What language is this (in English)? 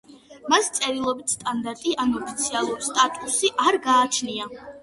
Georgian